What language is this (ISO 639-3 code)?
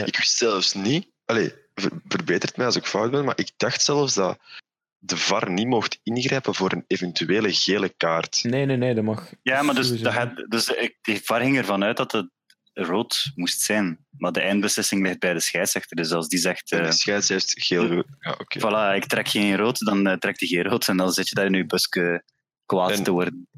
nld